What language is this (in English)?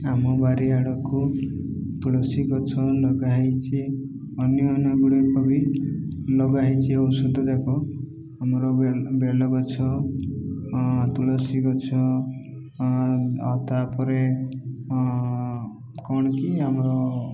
Odia